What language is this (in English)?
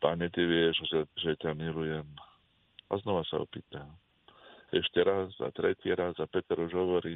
Slovak